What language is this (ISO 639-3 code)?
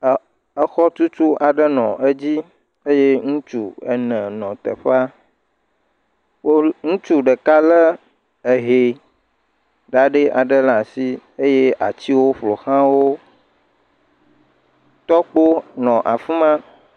ewe